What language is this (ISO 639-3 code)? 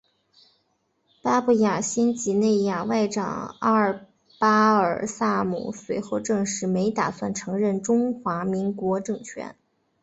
zho